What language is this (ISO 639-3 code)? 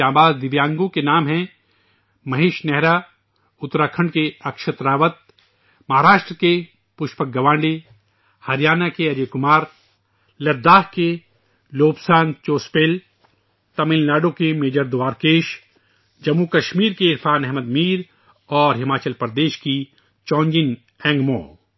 urd